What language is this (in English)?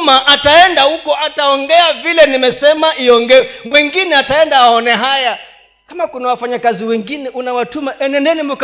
Swahili